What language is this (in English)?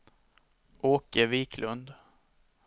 Swedish